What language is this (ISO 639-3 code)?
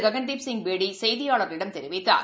tam